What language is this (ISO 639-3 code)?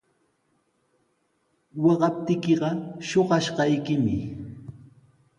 qws